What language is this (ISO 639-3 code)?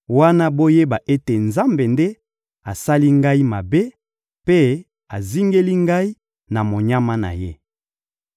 lin